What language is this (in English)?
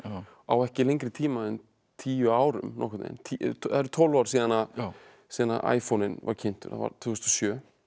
Icelandic